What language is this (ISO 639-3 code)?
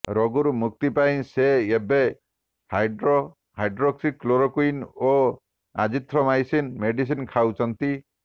ori